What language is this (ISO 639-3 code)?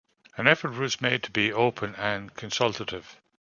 eng